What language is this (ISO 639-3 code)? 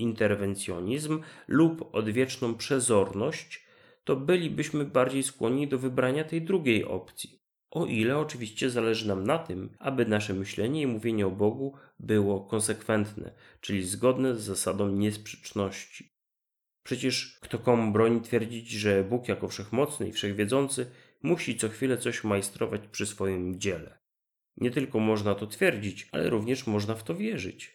pol